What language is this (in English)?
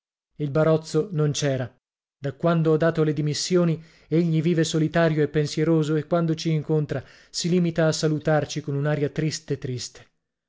Italian